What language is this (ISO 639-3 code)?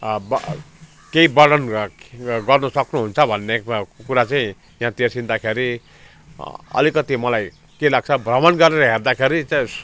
nep